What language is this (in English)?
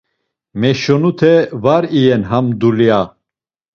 Laz